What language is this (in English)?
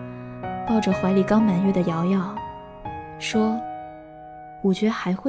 Chinese